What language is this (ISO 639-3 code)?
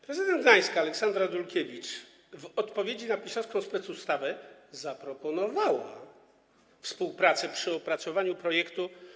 pol